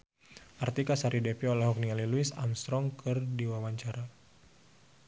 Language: Sundanese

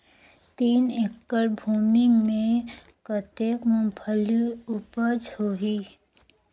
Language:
Chhattisgarhi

